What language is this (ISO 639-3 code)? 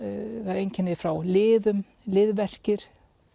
isl